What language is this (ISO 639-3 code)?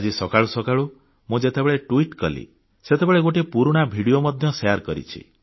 ori